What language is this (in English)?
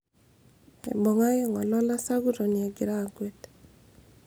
Masai